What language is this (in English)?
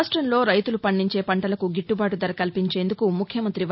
Telugu